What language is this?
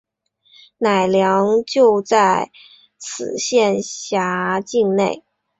Chinese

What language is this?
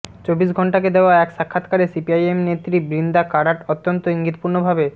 Bangla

